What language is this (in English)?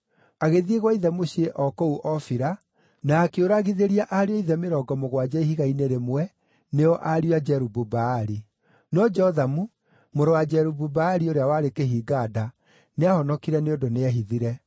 Kikuyu